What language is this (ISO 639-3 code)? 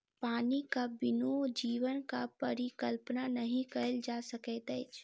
mai